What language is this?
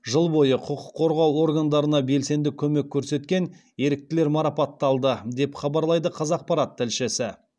Kazakh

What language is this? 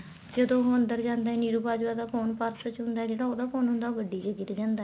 Punjabi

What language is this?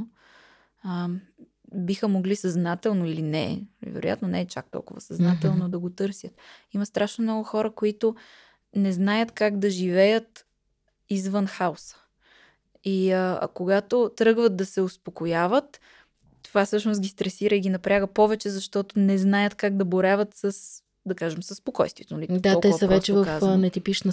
Bulgarian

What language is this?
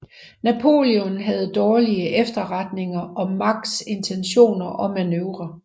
Danish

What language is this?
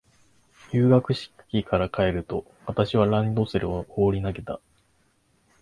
Japanese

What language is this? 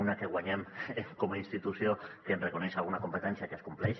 Catalan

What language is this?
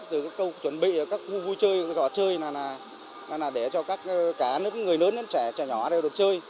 Vietnamese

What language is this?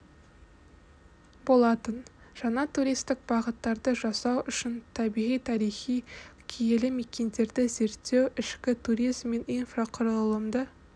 Kazakh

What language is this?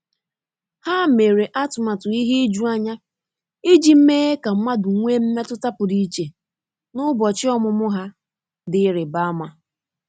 Igbo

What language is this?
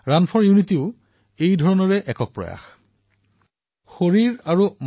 Assamese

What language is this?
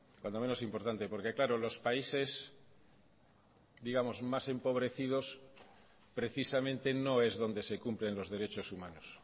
Spanish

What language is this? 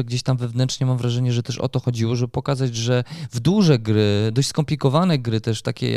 Polish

